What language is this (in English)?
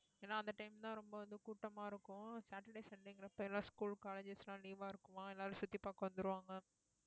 Tamil